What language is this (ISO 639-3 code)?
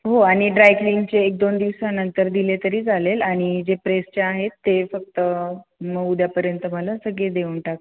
mar